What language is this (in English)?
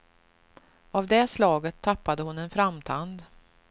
Swedish